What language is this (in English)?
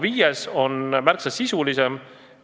Estonian